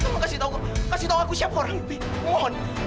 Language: Indonesian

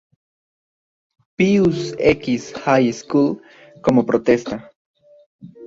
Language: Spanish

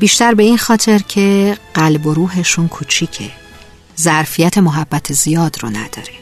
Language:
Persian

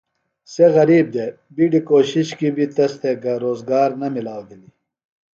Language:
Phalura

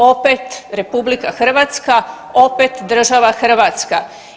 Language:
Croatian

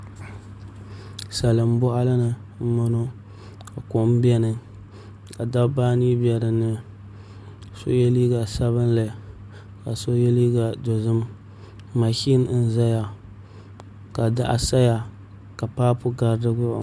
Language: Dagbani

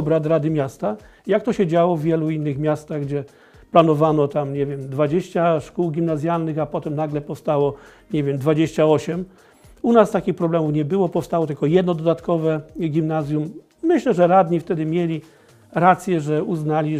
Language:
Polish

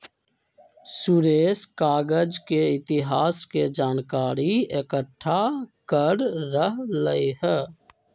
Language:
Magahi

